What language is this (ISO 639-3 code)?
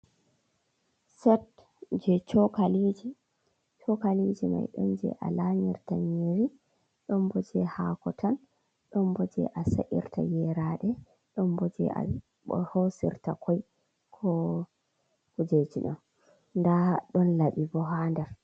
ful